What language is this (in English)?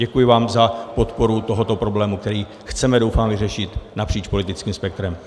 Czech